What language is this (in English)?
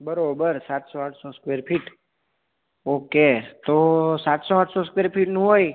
Gujarati